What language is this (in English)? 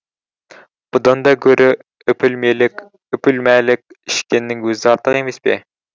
Kazakh